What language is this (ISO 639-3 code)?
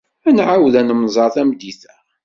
kab